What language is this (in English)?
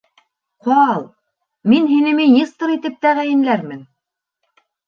Bashkir